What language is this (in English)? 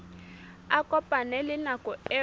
Southern Sotho